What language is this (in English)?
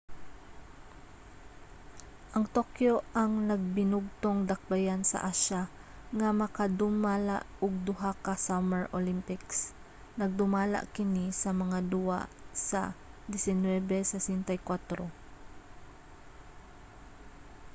Cebuano